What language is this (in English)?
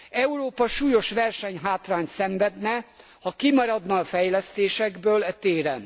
Hungarian